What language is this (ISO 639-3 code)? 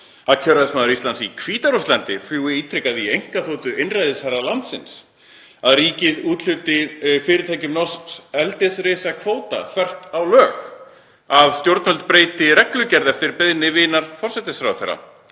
isl